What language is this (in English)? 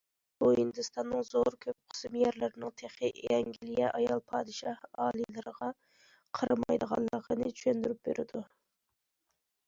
Uyghur